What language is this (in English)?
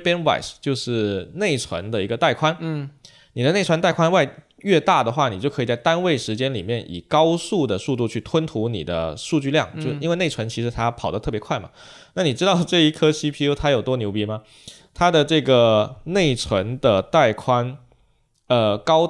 Chinese